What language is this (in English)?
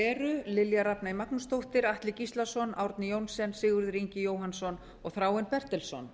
Icelandic